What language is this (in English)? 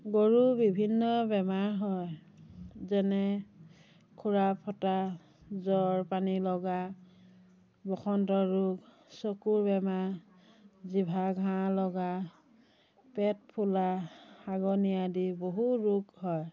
Assamese